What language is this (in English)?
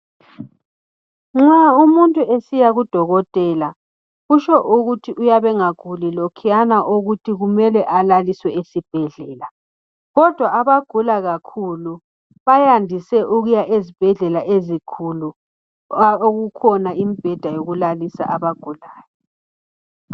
North Ndebele